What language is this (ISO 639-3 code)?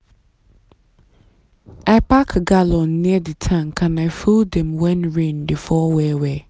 pcm